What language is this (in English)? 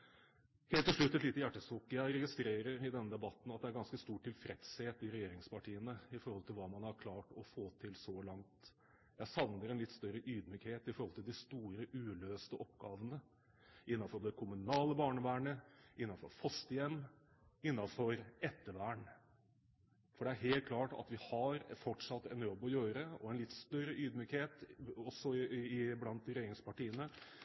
Norwegian Bokmål